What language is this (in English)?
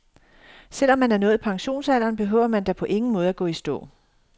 Danish